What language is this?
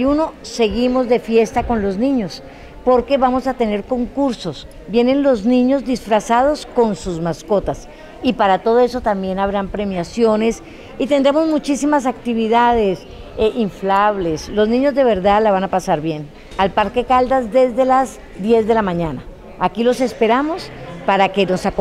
Spanish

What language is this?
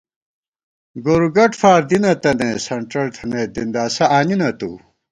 Gawar-Bati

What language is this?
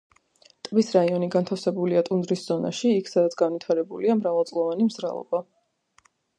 Georgian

